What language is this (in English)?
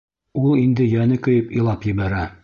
Bashkir